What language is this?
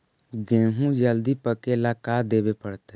Magahi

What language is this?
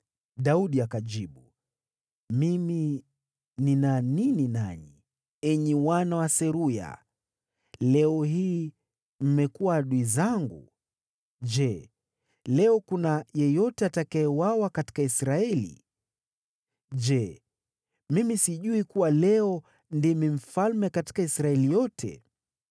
Swahili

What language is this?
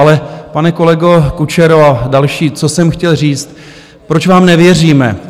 Czech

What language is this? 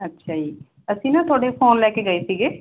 Punjabi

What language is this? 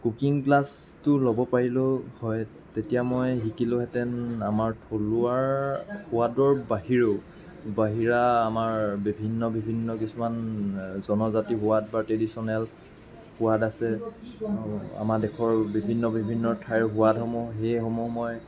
Assamese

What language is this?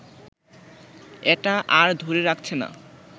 Bangla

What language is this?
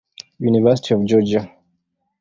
Swahili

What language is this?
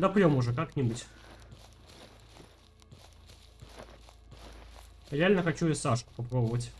Russian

